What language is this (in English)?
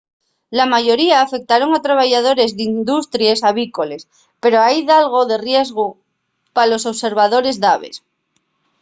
Asturian